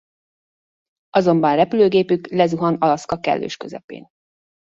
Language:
Hungarian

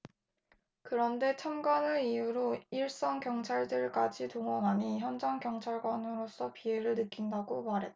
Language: Korean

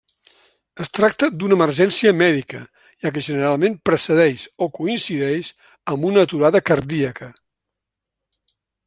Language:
Catalan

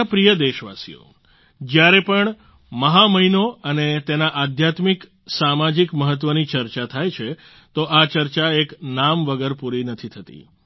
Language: Gujarati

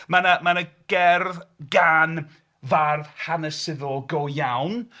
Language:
Welsh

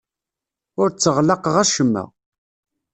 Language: Kabyle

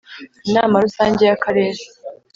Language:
Kinyarwanda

